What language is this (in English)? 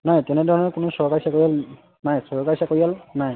Assamese